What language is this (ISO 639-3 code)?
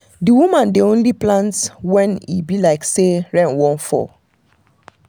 pcm